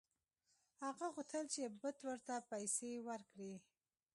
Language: Pashto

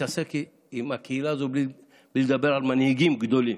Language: Hebrew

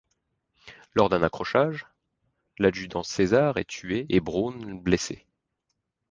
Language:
French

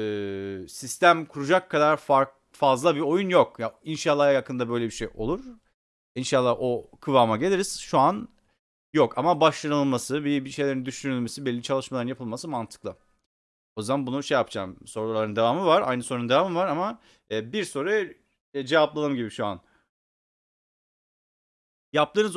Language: Turkish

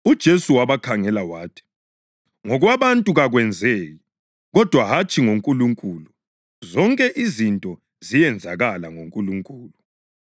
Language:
North Ndebele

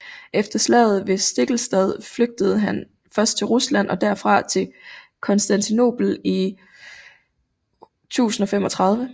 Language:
Danish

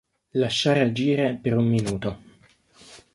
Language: Italian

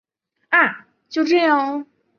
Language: Chinese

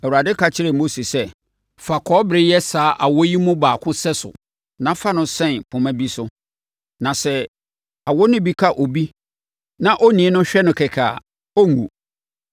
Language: Akan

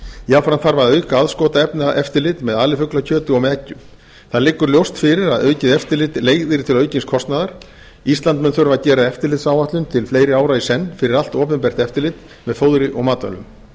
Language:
Icelandic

